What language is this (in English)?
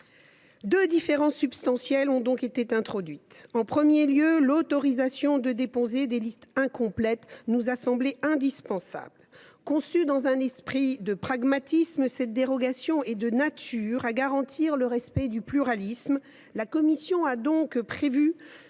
French